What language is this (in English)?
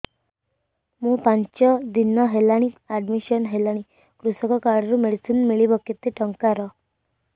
Odia